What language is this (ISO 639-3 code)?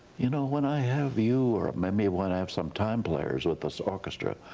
eng